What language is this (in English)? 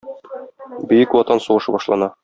Tatar